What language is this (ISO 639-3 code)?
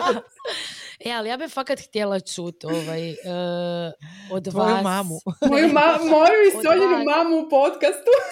hrv